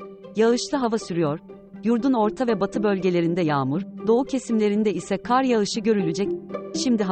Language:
Turkish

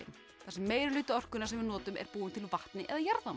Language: Icelandic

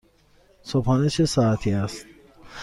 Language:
Persian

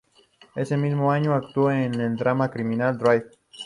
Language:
Spanish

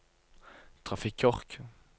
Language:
Norwegian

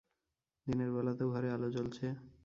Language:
Bangla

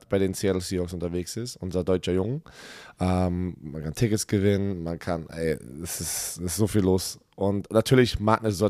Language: German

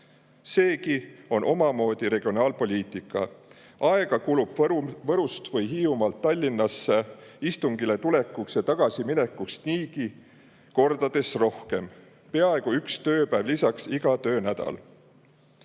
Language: Estonian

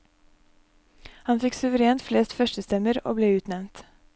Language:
Norwegian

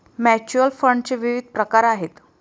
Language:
Marathi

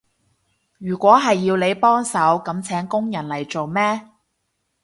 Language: Cantonese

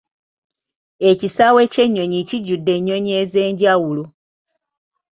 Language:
Ganda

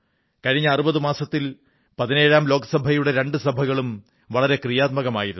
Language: Malayalam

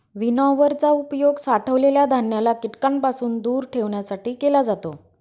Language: Marathi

